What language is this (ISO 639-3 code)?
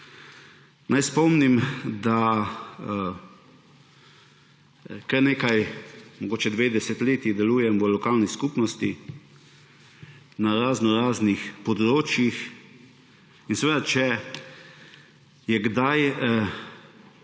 slv